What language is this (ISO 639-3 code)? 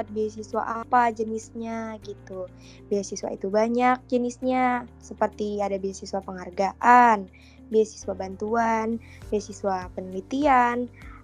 ind